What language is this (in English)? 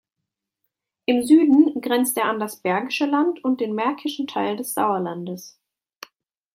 German